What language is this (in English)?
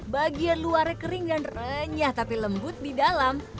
Indonesian